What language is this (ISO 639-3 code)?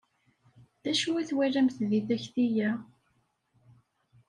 kab